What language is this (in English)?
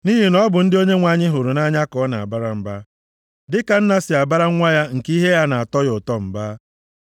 Igbo